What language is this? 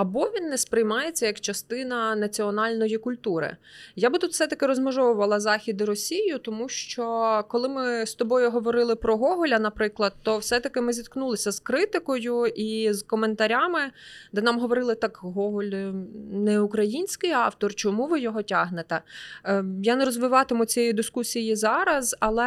Ukrainian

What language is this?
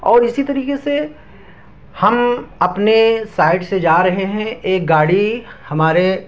Urdu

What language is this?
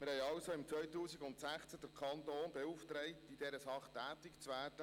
Swiss German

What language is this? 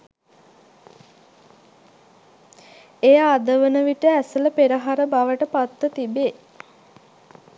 Sinhala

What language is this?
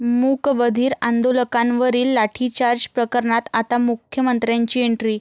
Marathi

